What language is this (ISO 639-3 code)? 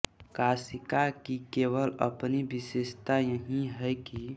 hin